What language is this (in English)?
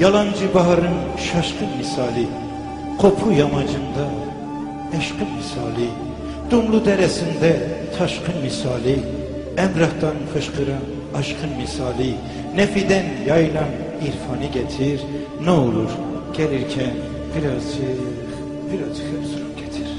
Turkish